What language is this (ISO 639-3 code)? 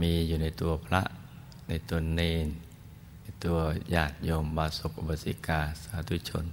tha